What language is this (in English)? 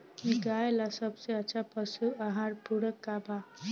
Bhojpuri